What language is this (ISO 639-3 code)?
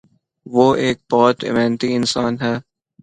urd